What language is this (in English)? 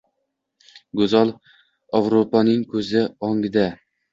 Uzbek